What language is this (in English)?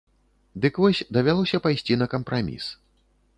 Belarusian